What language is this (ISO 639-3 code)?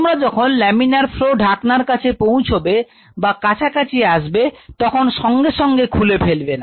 ben